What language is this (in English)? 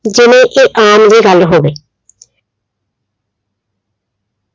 Punjabi